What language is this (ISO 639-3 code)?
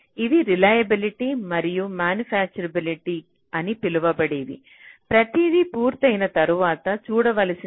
tel